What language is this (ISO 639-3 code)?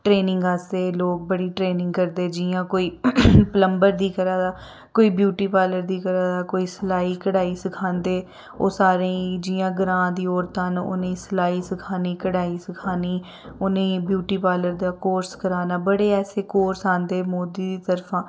doi